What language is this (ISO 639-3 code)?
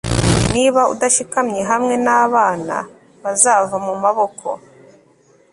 kin